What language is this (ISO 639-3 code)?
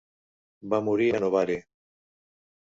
cat